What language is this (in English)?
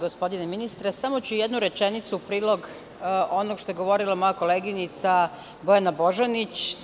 Serbian